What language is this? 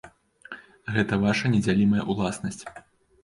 Belarusian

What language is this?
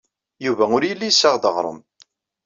Kabyle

